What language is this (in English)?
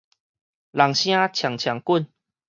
Min Nan Chinese